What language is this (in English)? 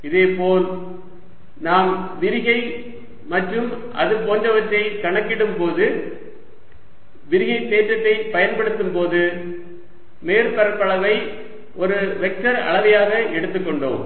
Tamil